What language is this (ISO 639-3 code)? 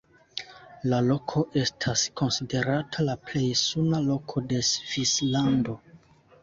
epo